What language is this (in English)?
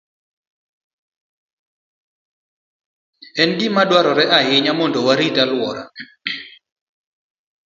Luo (Kenya and Tanzania)